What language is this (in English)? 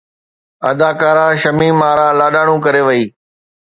Sindhi